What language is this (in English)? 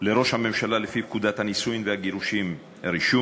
Hebrew